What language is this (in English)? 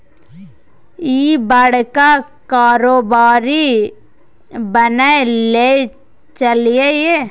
Maithili